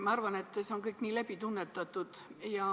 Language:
Estonian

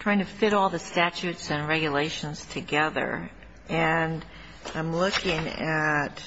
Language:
English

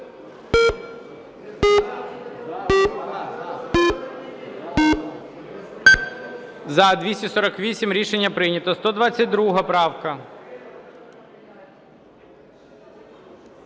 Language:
Ukrainian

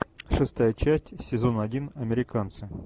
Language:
Russian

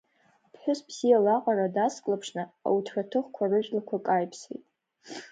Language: Abkhazian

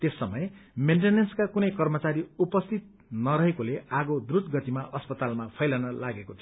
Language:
Nepali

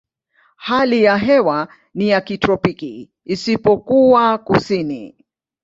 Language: Swahili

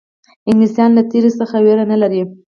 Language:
Pashto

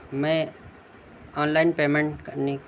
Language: Urdu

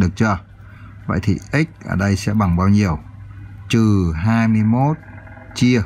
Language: Vietnamese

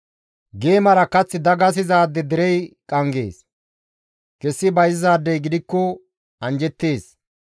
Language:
Gamo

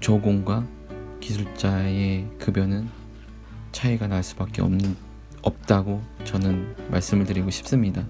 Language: Korean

